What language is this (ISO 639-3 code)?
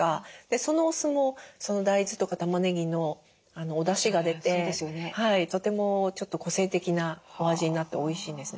jpn